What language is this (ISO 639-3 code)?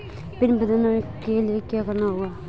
hin